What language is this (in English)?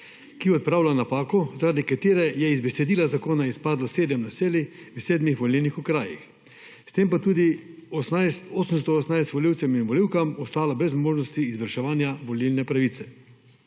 Slovenian